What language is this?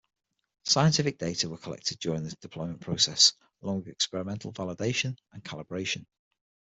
English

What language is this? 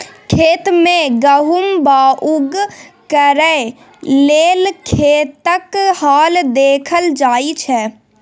Maithili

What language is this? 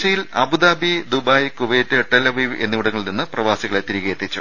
Malayalam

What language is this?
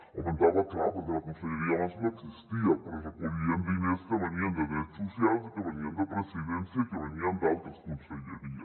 Catalan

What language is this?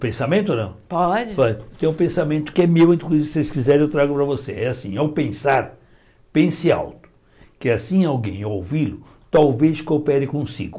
Portuguese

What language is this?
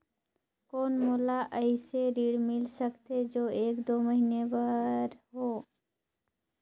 Chhattisgarhi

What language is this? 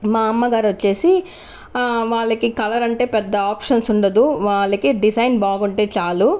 Telugu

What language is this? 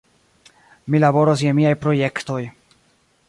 Esperanto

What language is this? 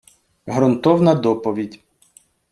Ukrainian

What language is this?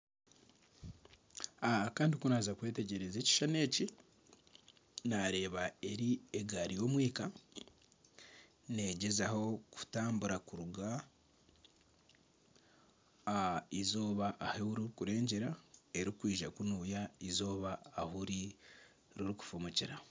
Nyankole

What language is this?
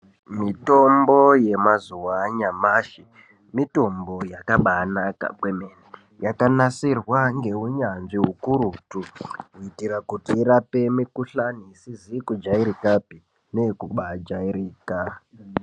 Ndau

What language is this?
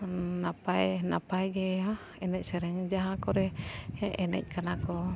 Santali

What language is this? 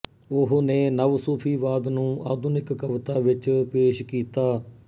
Punjabi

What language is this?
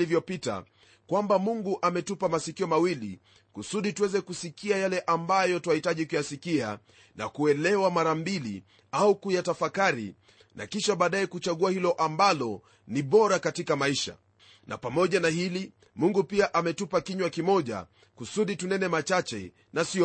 Swahili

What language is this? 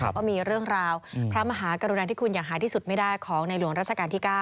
Thai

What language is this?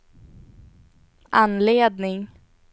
Swedish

